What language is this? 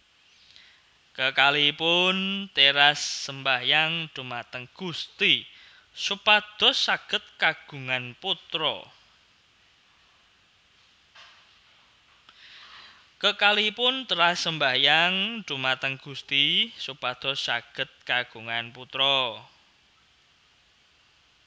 Javanese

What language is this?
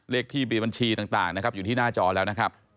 Thai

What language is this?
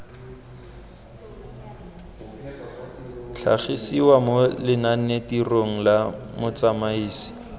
Tswana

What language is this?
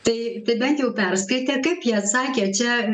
Lithuanian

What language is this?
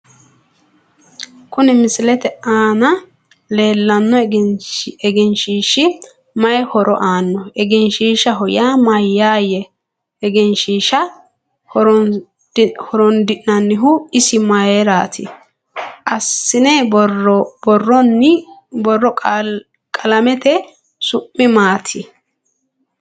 Sidamo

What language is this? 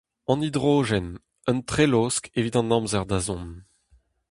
Breton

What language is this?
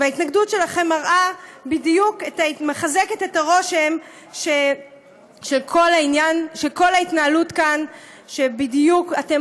Hebrew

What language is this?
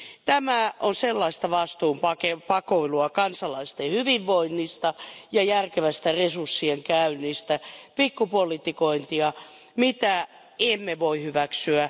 Finnish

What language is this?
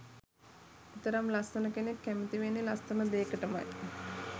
Sinhala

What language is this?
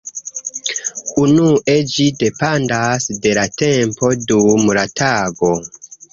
Esperanto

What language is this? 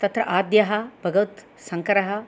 Sanskrit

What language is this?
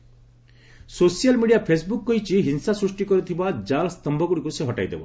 Odia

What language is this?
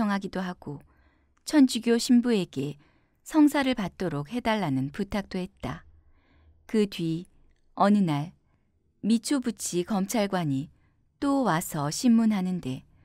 Korean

